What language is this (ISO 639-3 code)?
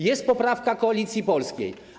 pol